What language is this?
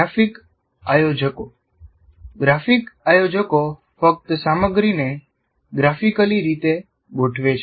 Gujarati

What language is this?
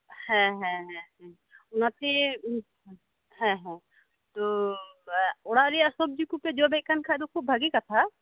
Santali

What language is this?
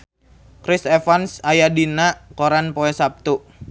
Sundanese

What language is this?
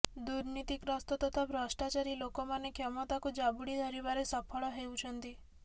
Odia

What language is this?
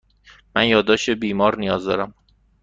Persian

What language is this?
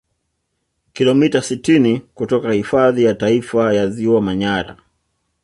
Swahili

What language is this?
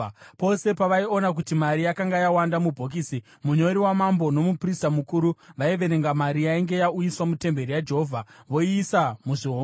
Shona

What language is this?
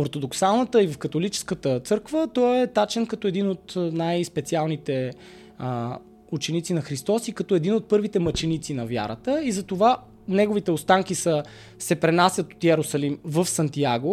Bulgarian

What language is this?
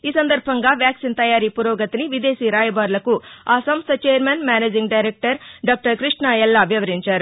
Telugu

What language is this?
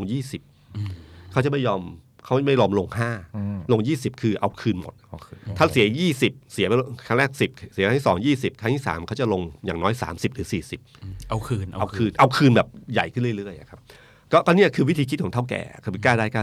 Thai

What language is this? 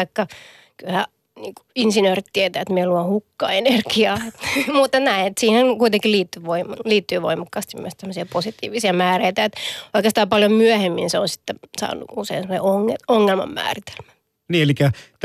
Finnish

